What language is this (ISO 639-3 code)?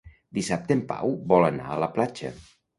cat